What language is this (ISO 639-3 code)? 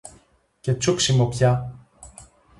ell